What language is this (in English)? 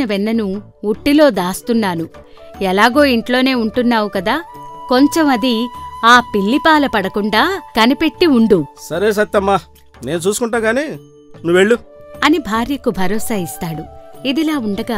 Telugu